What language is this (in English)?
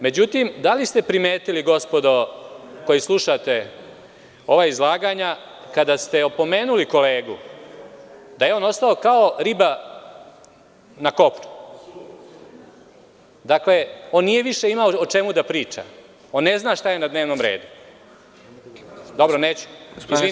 Serbian